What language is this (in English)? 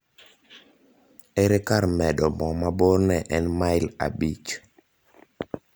Luo (Kenya and Tanzania)